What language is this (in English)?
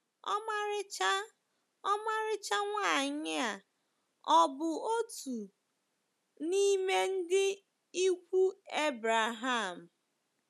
Igbo